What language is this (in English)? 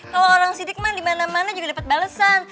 Indonesian